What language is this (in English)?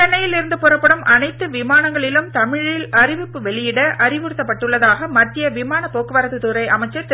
Tamil